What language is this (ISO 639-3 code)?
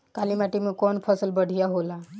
bho